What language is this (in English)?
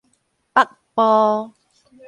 Min Nan Chinese